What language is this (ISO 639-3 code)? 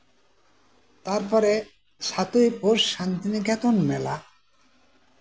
sat